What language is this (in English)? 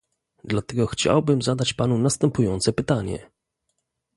Polish